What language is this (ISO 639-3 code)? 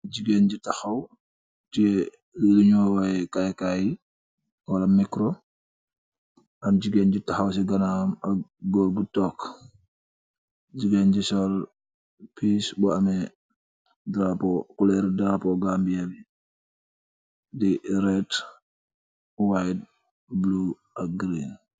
wol